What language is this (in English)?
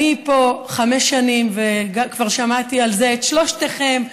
Hebrew